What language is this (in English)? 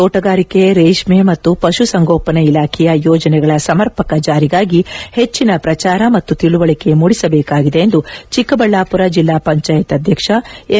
Kannada